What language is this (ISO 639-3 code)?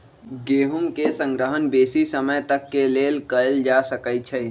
mag